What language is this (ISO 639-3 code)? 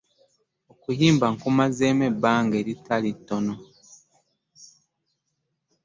lug